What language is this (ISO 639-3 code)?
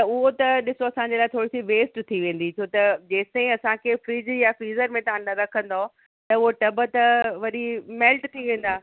snd